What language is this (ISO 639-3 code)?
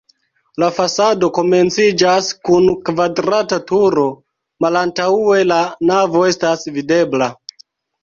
epo